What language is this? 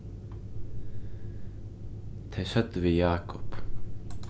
Faroese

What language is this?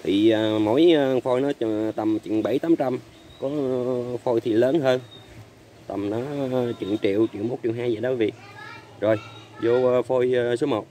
Vietnamese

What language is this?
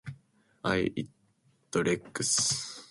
Japanese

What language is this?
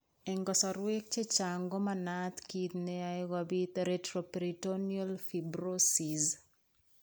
Kalenjin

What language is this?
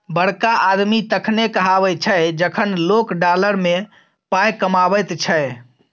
Maithili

